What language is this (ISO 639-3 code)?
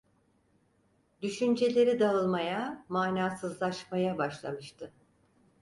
tur